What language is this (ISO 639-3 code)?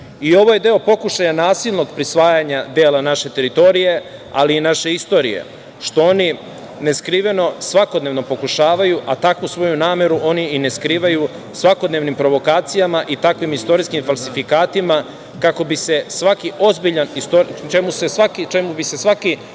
srp